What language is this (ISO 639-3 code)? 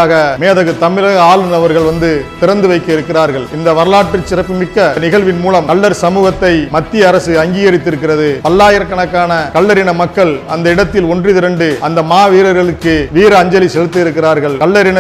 eng